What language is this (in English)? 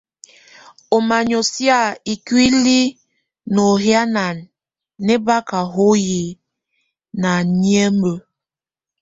Tunen